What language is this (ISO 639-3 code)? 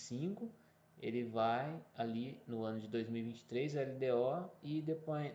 por